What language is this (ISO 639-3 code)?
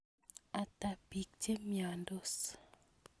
kln